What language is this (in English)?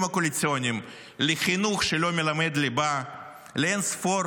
Hebrew